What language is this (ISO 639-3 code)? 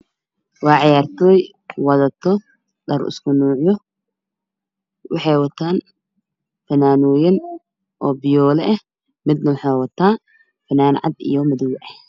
som